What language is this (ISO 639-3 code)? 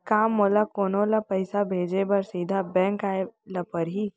hne